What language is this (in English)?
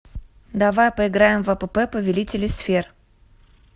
Russian